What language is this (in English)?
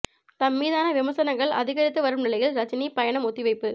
Tamil